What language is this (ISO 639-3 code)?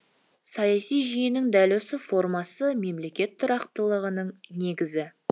kaz